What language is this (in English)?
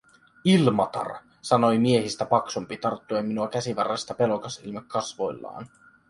Finnish